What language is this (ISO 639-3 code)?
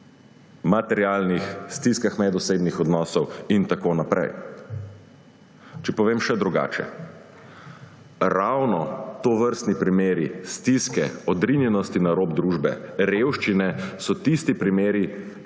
slv